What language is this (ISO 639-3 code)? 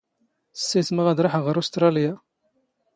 zgh